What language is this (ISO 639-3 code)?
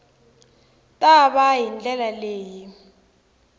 tso